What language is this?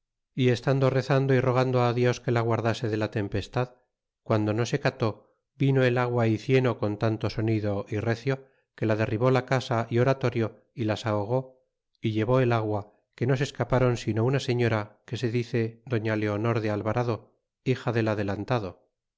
Spanish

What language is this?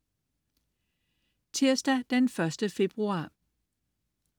Danish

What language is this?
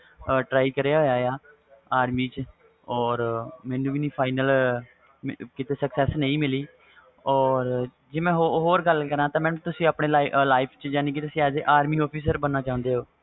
Punjabi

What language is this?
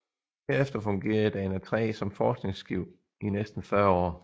Danish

